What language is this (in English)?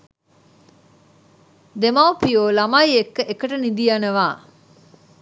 Sinhala